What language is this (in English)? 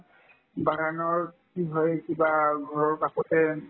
Assamese